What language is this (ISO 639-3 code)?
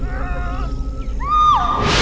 tha